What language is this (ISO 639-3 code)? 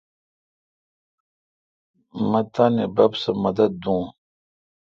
xka